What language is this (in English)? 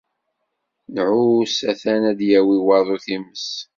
Kabyle